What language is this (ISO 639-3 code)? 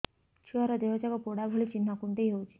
ori